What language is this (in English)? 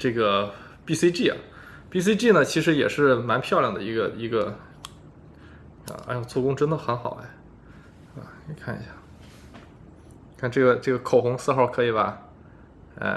Chinese